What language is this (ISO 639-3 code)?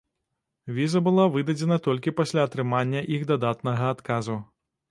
bel